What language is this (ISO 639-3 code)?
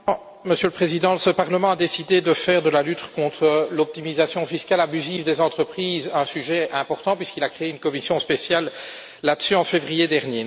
fra